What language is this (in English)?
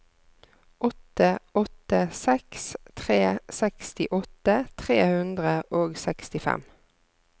Norwegian